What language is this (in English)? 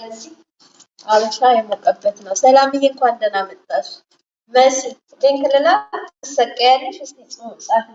Amharic